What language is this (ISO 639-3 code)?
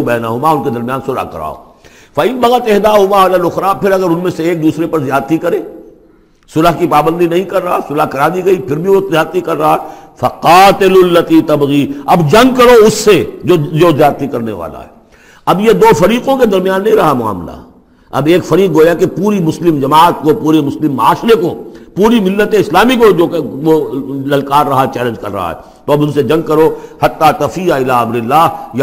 urd